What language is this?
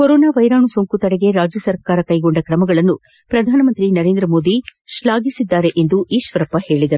Kannada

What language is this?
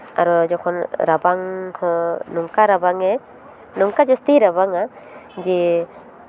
Santali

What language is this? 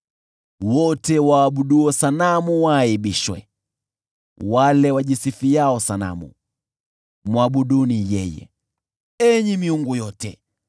Swahili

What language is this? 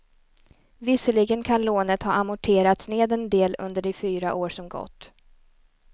Swedish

